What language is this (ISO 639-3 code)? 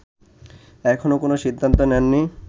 ben